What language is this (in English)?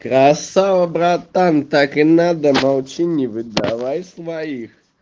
Russian